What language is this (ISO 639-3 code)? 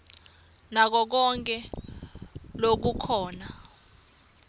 ssw